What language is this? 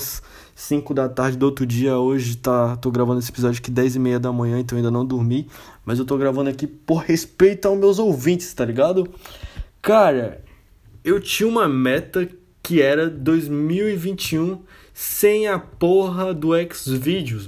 Portuguese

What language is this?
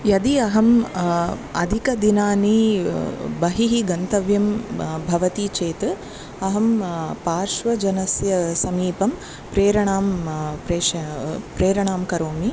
Sanskrit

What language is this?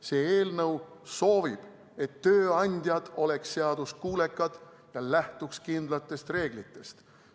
Estonian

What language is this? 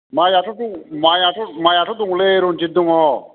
Bodo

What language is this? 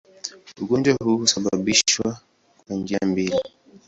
Swahili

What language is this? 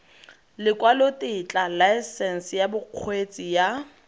Tswana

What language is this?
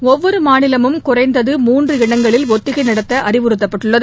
Tamil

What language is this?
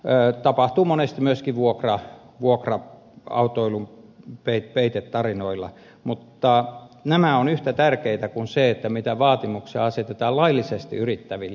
Finnish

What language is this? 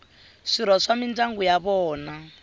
Tsonga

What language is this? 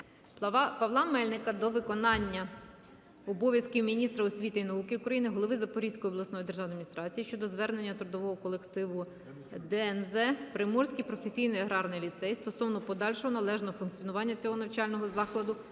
Ukrainian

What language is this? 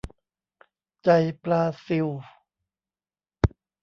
Thai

